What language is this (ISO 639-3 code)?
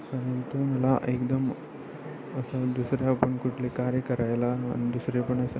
mar